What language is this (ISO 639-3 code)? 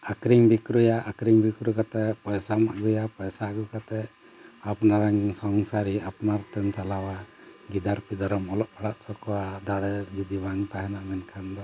sat